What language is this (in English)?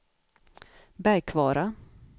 Swedish